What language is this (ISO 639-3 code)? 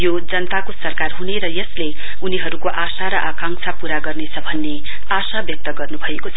nep